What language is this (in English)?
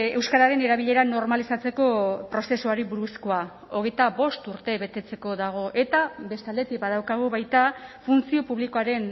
Basque